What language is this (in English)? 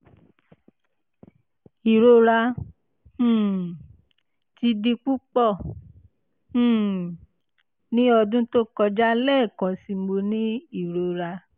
Yoruba